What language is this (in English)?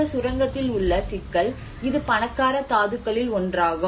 Tamil